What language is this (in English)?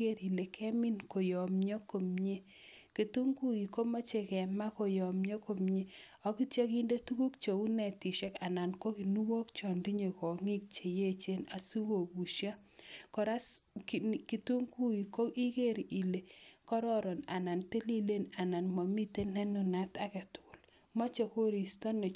Kalenjin